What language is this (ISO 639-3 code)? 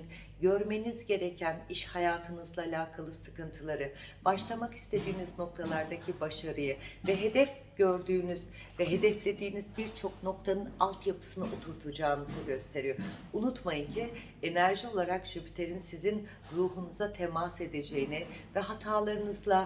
tur